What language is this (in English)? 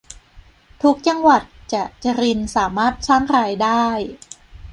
Thai